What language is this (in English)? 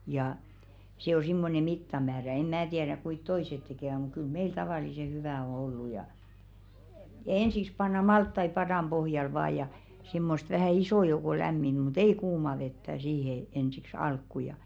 Finnish